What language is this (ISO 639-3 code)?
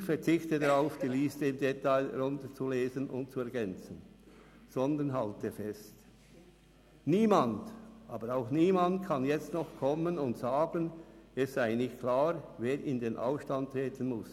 gsw